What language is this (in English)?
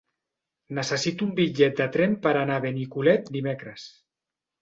Catalan